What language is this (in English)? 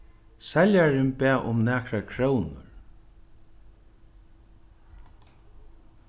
Faroese